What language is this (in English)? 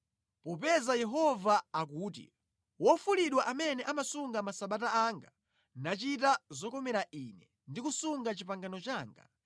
Nyanja